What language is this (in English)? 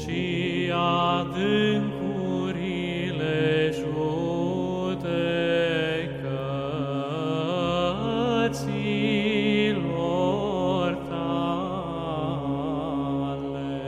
Romanian